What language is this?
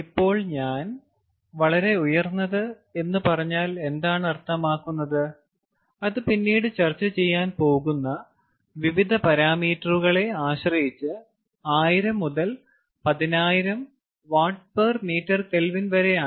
Malayalam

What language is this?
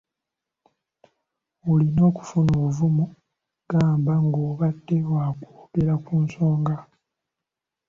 Ganda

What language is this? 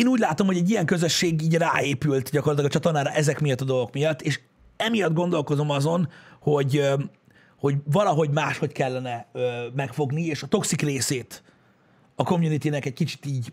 Hungarian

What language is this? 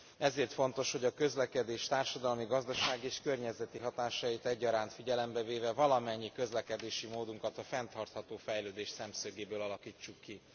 Hungarian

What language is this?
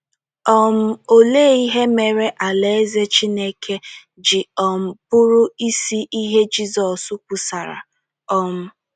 Igbo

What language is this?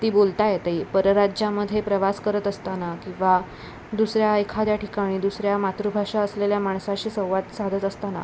Marathi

